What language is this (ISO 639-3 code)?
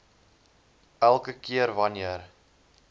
afr